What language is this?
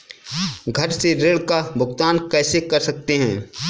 Hindi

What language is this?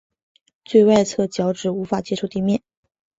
Chinese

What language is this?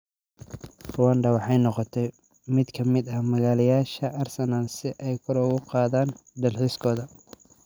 Somali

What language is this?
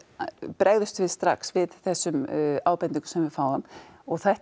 Icelandic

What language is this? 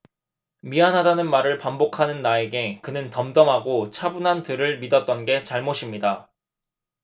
Korean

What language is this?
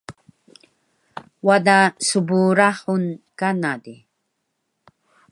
Taroko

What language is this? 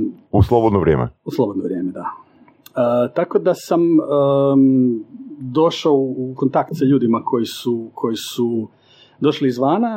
Croatian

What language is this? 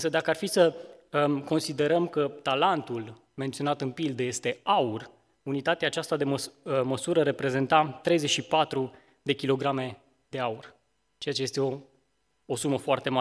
Romanian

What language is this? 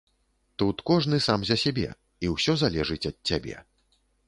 Belarusian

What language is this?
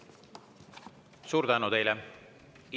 Estonian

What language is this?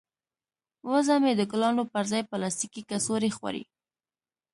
Pashto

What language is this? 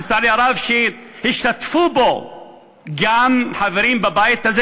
Hebrew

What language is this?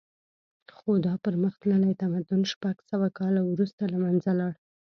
Pashto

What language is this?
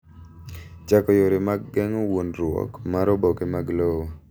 Luo (Kenya and Tanzania)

